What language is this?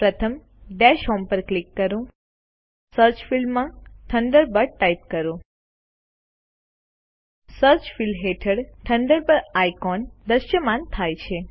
Gujarati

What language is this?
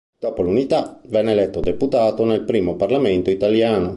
Italian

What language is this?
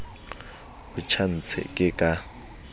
Southern Sotho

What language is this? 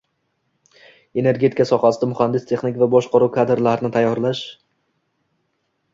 Uzbek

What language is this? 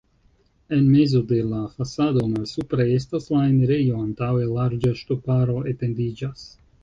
Esperanto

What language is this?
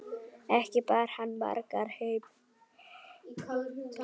Icelandic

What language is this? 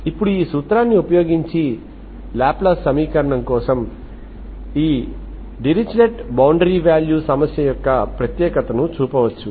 Telugu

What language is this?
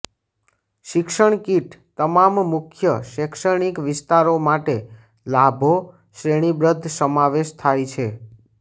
Gujarati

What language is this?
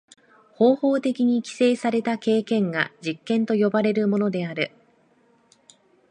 Japanese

